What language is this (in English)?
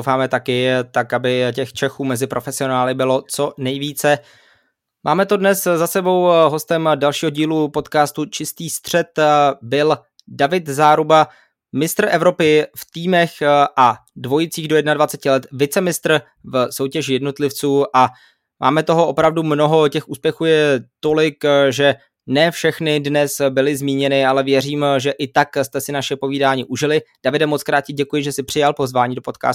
Czech